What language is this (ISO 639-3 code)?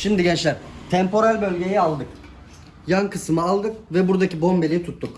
tur